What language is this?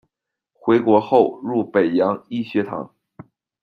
Chinese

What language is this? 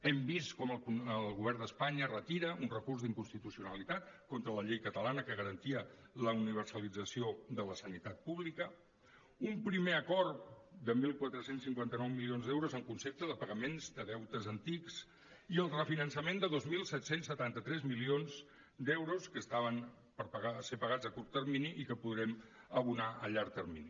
Catalan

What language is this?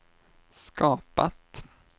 Swedish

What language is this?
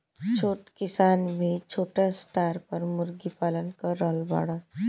Bhojpuri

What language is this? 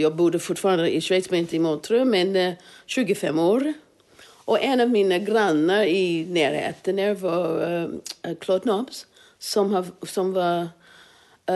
Swedish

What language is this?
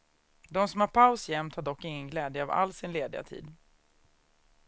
Swedish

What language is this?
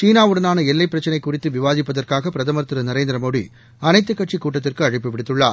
Tamil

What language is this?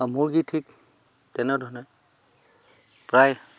Assamese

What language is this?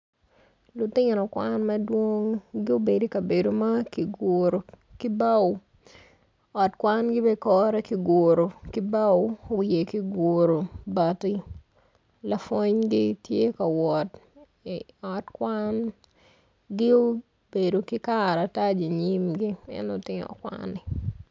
Acoli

